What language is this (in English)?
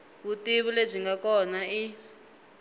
Tsonga